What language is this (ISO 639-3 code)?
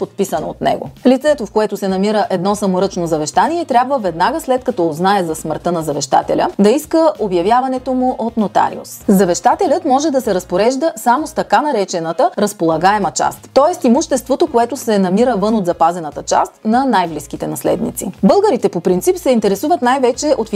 bul